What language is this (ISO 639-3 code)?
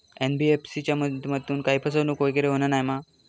mar